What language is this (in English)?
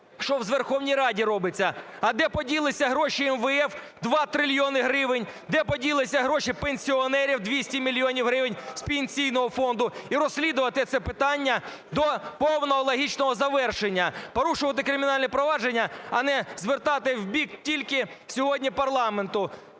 Ukrainian